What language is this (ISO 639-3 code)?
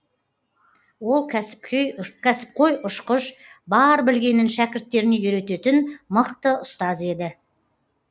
kaz